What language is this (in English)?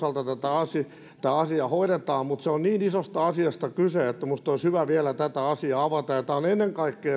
Finnish